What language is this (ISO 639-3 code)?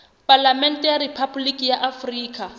sot